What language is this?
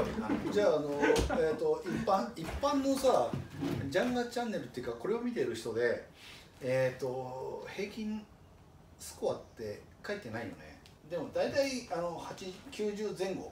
Japanese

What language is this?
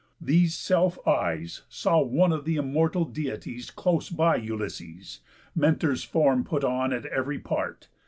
English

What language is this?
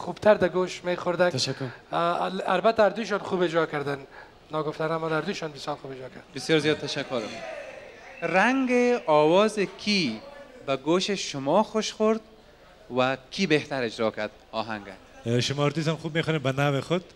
Persian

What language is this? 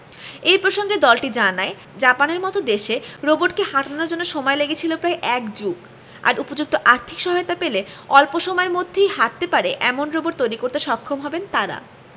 Bangla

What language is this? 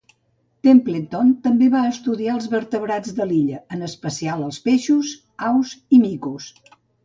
Catalan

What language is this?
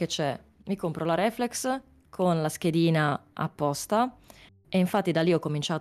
Italian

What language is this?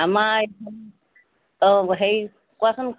Assamese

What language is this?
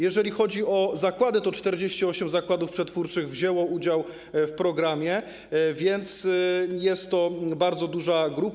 Polish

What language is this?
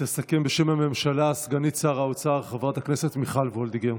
Hebrew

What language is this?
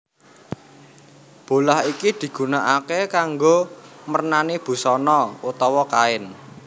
Javanese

